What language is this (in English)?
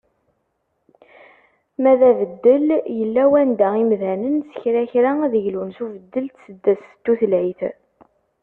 Kabyle